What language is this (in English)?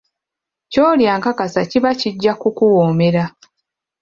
Ganda